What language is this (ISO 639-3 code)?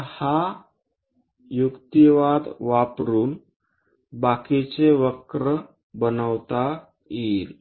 mar